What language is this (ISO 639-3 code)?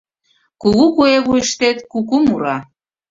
chm